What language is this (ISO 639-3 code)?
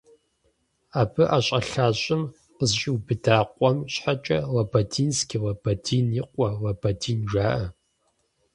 kbd